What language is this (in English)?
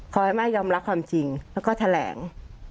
Thai